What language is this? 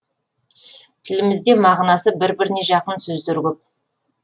Kazakh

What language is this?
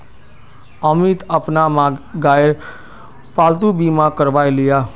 Magahi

